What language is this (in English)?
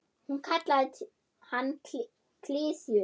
Icelandic